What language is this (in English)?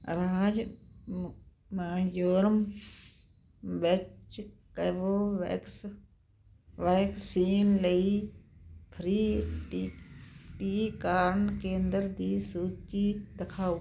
Punjabi